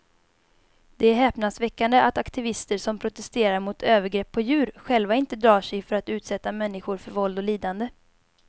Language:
Swedish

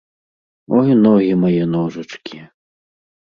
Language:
Belarusian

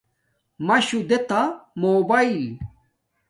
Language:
Domaaki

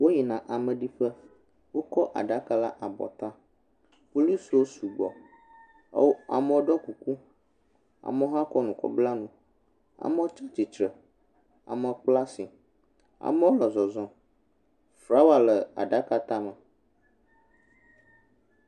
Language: Ewe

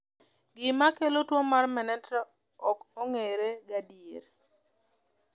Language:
Luo (Kenya and Tanzania)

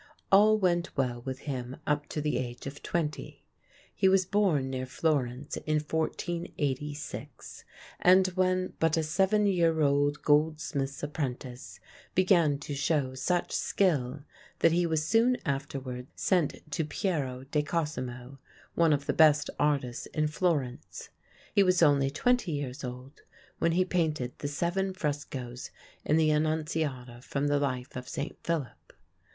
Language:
English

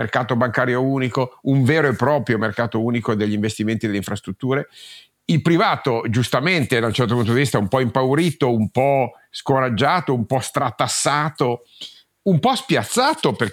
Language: Italian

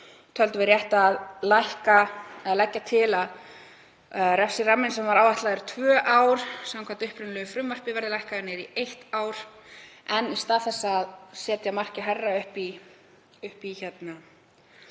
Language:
Icelandic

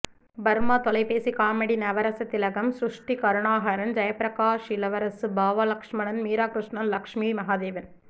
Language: Tamil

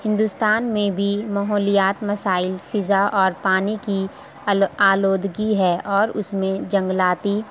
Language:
Urdu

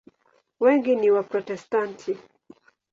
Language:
Swahili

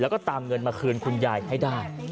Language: Thai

